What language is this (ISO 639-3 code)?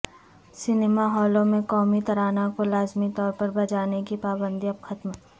urd